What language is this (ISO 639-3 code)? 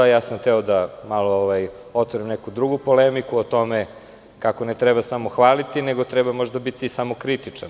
srp